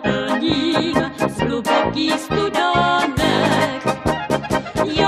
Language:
Thai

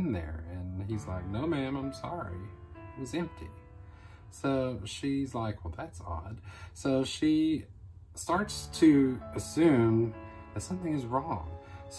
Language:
English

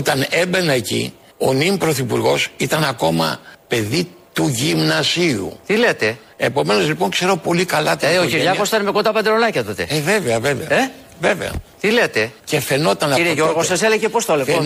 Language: Greek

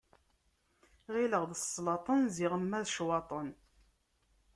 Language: Kabyle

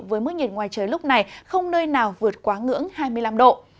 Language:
Vietnamese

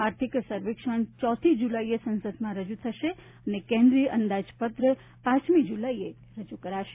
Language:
Gujarati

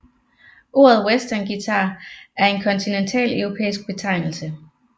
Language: Danish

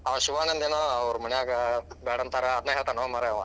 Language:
Kannada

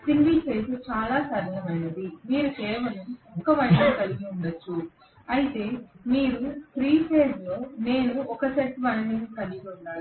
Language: Telugu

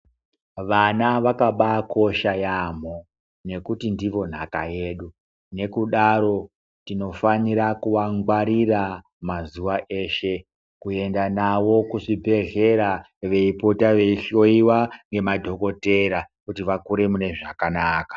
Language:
Ndau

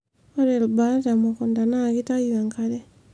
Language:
Masai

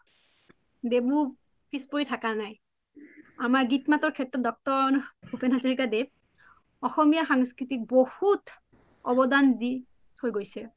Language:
Assamese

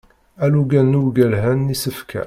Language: Kabyle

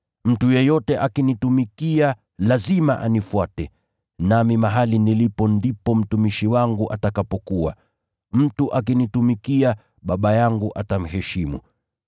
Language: Swahili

